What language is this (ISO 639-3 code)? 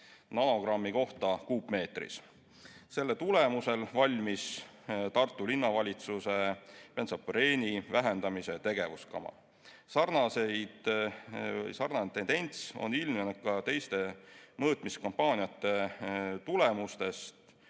est